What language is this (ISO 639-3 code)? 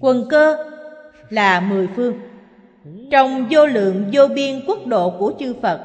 vie